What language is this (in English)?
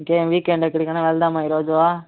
Telugu